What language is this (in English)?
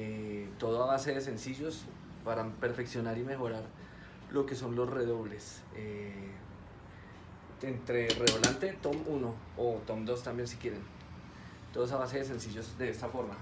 Spanish